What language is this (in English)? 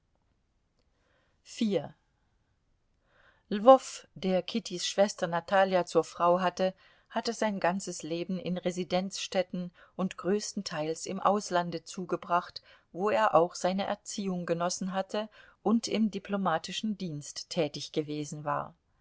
German